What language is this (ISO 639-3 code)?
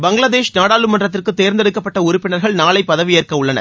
tam